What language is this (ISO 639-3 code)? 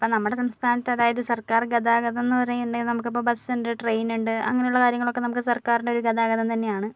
mal